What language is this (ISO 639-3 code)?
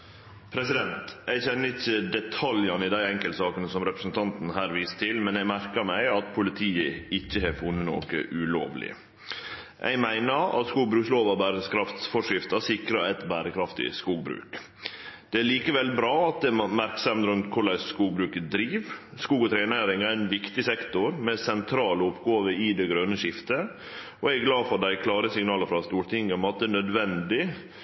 nor